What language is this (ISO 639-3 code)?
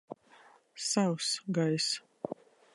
lav